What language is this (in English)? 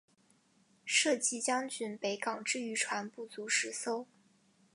Chinese